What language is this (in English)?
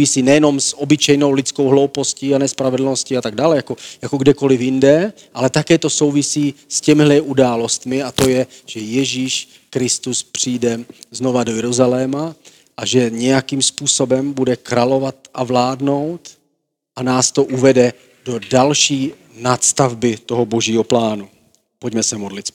Czech